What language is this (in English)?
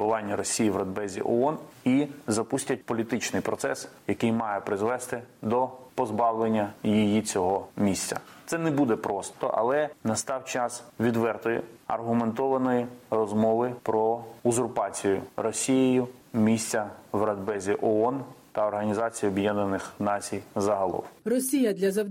Ukrainian